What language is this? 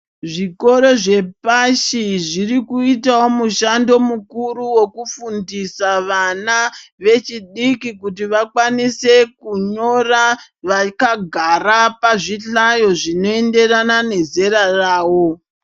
Ndau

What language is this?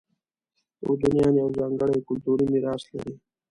Pashto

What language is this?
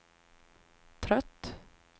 Swedish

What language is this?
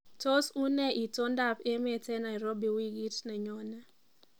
Kalenjin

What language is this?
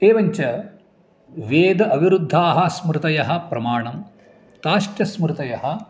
Sanskrit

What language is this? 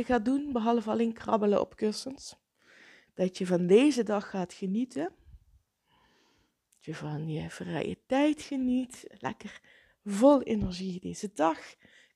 Dutch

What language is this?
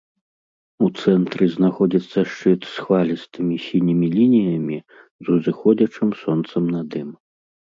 Belarusian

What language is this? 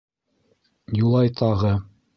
Bashkir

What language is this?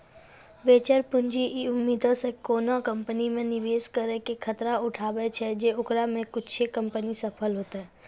Maithili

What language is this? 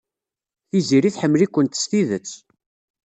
Kabyle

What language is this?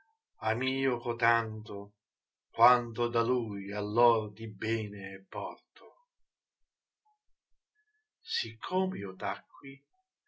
Italian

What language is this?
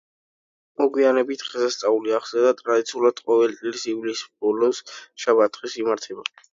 Georgian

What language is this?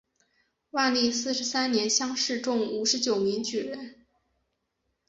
Chinese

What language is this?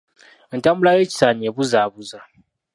Ganda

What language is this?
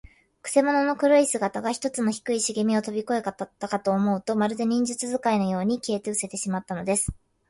Japanese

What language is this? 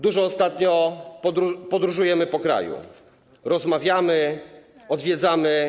Polish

